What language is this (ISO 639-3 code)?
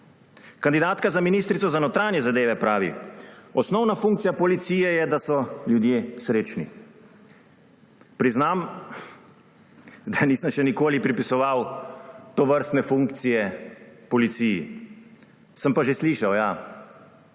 slv